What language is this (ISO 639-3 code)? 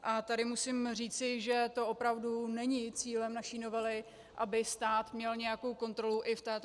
ces